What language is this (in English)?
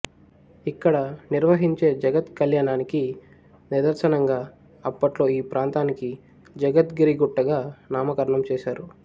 Telugu